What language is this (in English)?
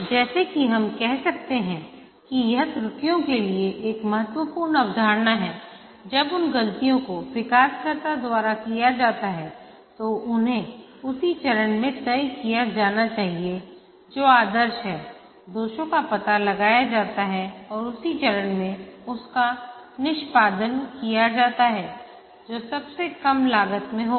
Hindi